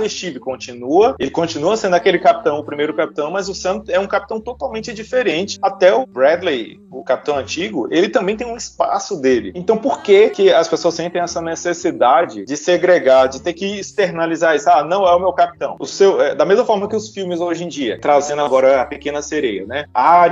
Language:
Portuguese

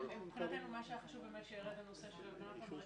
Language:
Hebrew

